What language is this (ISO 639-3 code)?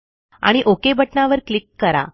mar